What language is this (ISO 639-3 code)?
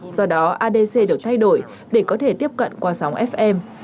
vie